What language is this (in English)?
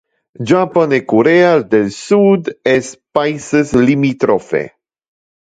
Interlingua